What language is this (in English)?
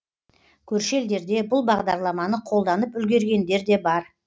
Kazakh